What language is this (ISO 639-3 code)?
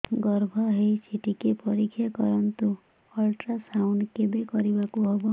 ori